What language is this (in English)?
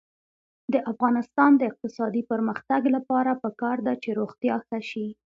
Pashto